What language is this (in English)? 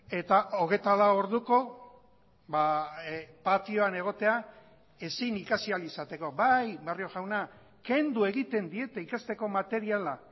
Basque